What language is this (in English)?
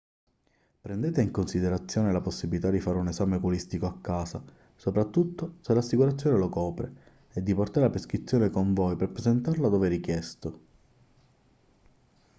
Italian